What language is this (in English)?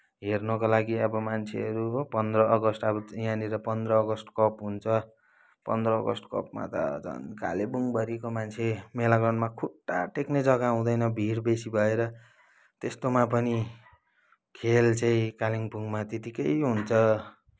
Nepali